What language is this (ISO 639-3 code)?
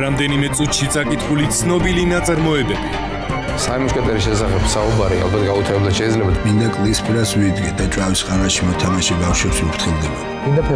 ron